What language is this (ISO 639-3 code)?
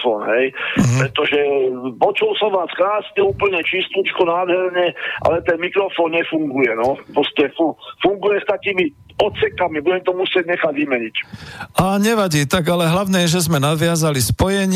slk